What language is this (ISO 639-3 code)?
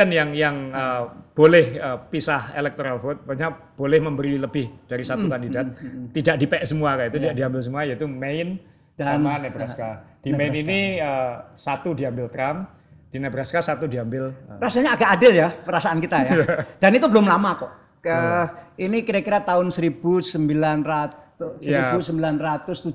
ind